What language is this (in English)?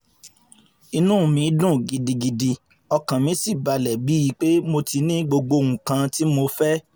Yoruba